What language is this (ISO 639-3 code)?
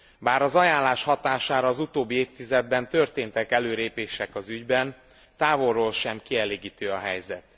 hun